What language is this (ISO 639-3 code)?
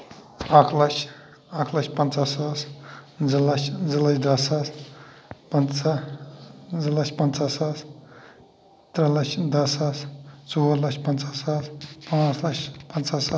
kas